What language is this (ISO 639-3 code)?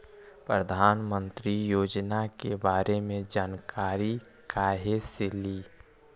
mag